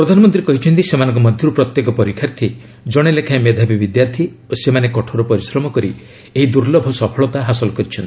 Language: Odia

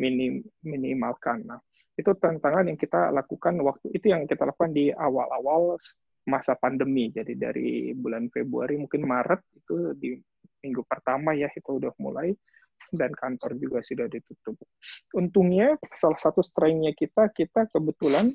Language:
Indonesian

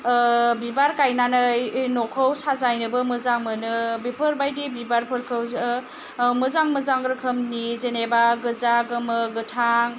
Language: Bodo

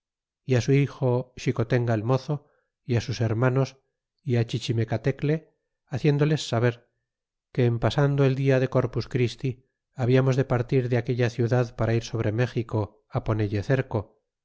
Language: Spanish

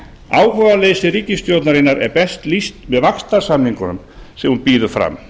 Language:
Icelandic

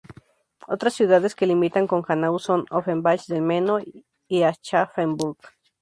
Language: Spanish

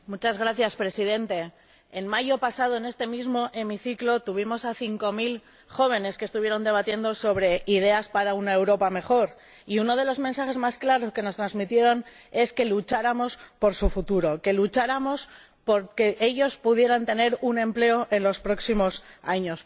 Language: Spanish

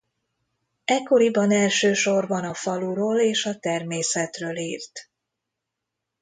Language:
Hungarian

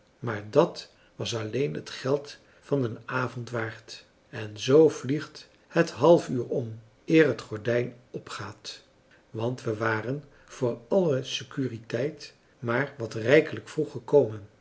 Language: Dutch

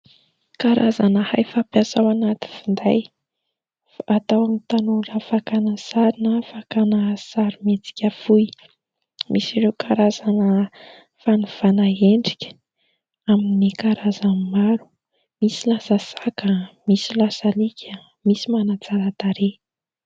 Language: Malagasy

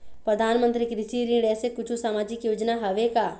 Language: Chhattisgarhi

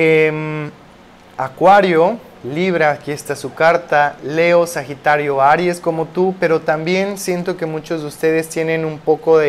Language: Spanish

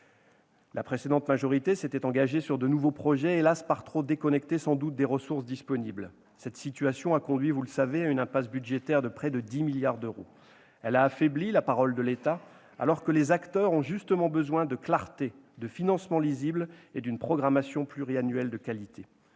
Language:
French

